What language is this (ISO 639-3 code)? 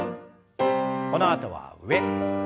jpn